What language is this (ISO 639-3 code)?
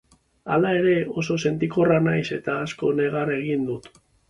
eus